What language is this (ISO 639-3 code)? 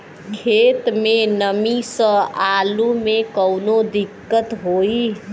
bho